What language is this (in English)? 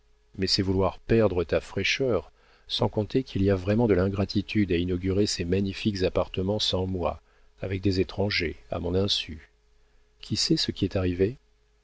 French